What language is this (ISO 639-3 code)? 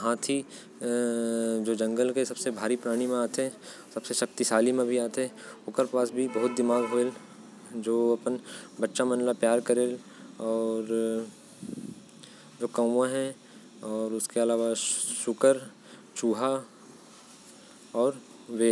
kfp